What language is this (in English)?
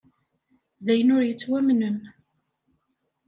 Kabyle